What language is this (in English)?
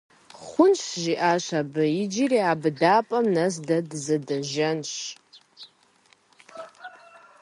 Kabardian